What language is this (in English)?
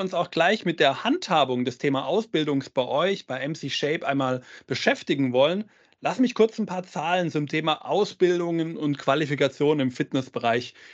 German